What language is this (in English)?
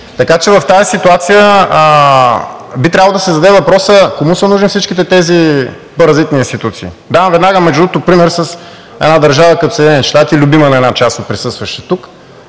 Bulgarian